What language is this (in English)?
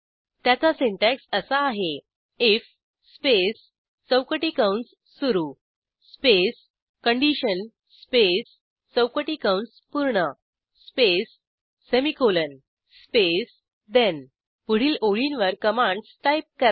Marathi